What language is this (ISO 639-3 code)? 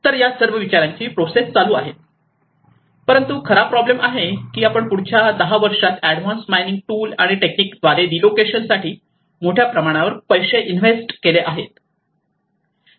mar